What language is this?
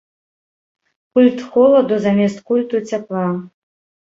Belarusian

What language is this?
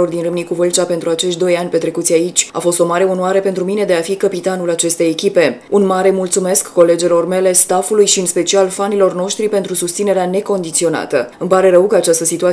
Romanian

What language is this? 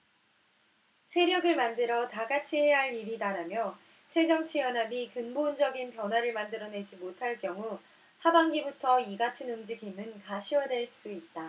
Korean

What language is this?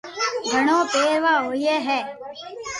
Loarki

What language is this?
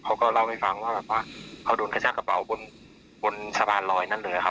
Thai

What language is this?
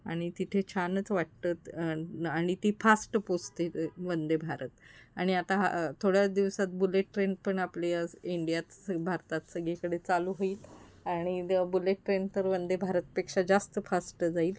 Marathi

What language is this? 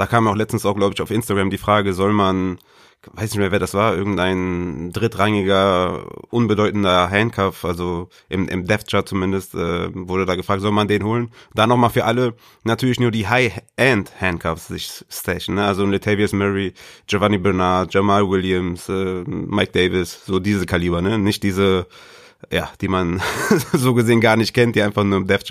German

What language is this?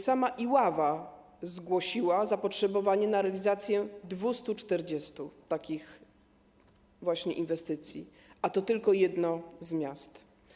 Polish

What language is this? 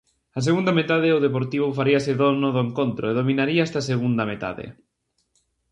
Galician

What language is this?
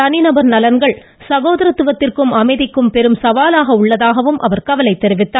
Tamil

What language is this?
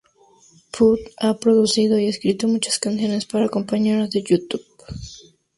Spanish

